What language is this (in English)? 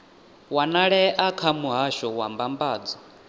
Venda